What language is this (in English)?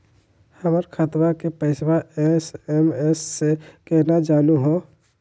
Magahi